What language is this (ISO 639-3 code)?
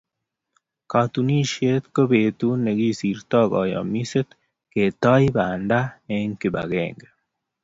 kln